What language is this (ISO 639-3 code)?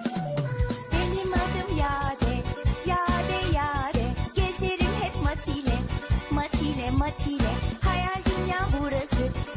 tur